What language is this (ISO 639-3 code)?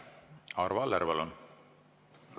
est